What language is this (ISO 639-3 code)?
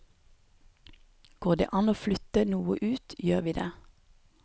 nor